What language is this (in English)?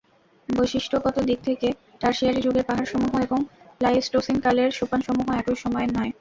Bangla